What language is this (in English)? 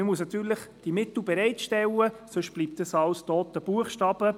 Swiss German